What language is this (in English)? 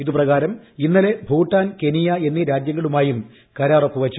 Malayalam